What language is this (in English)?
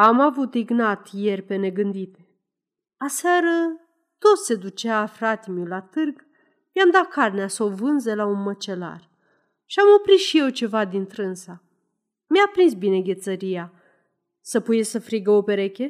Romanian